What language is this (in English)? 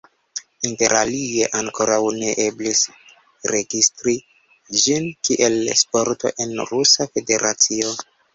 Esperanto